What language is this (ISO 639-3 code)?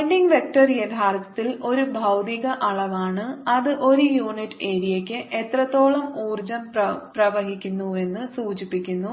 mal